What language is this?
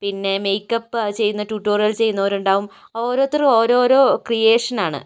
Malayalam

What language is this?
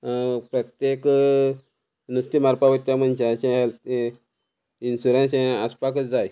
Konkani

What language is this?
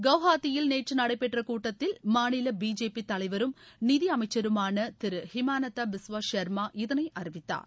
Tamil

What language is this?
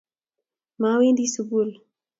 Kalenjin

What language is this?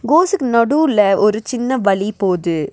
Tamil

